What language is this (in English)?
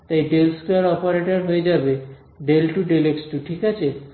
Bangla